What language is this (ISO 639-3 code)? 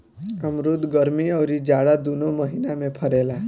bho